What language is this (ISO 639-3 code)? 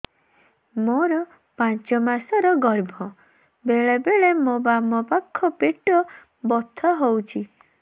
ori